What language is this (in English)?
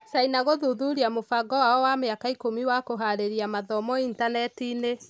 Kikuyu